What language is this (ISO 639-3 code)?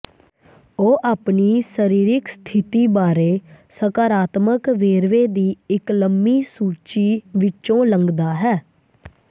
pan